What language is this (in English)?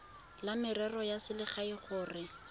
Tswana